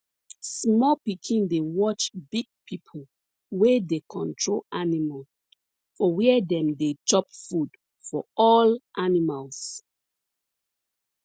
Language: Nigerian Pidgin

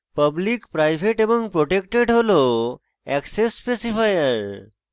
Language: Bangla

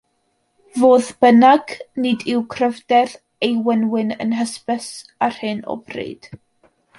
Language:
Welsh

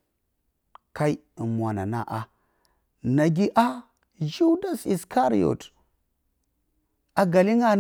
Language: Bacama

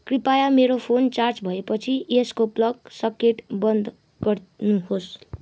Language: Nepali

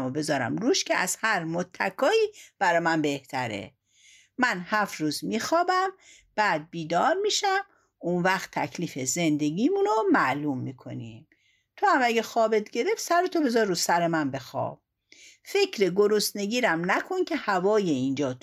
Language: Persian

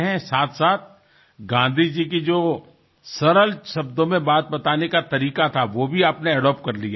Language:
Gujarati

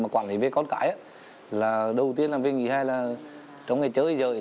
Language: Vietnamese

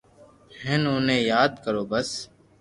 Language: Loarki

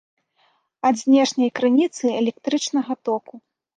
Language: Belarusian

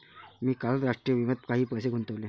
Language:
Marathi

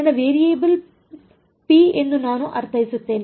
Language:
Kannada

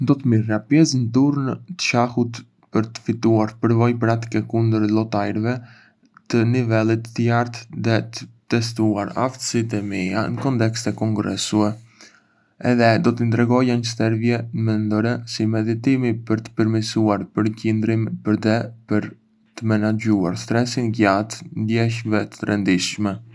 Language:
Arbëreshë Albanian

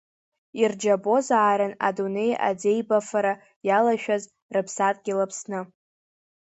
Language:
Abkhazian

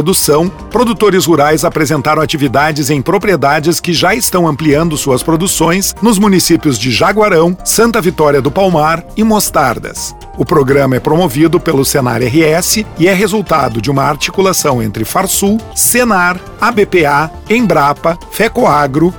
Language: Portuguese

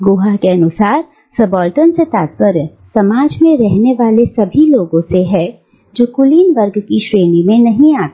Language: Hindi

